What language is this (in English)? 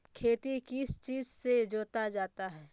Magahi